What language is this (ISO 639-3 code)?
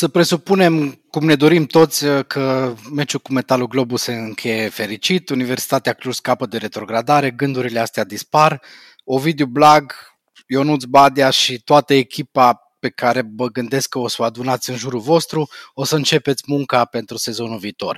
ron